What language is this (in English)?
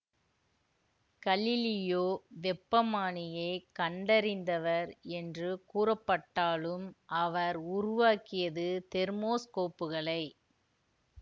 Tamil